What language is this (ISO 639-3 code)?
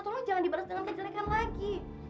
ind